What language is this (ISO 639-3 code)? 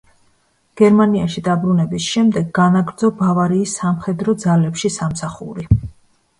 kat